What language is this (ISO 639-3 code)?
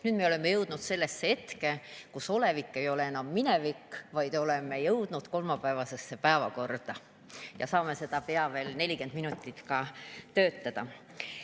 est